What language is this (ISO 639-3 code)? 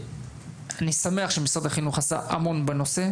heb